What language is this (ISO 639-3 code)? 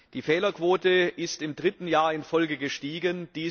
deu